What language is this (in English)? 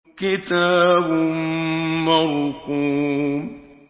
Arabic